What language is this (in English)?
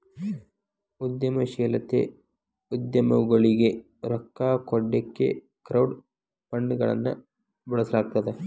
Kannada